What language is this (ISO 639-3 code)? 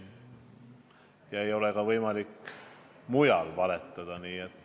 est